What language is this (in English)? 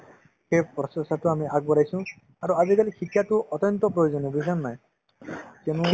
Assamese